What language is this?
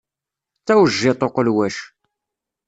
Kabyle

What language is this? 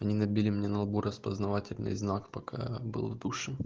Russian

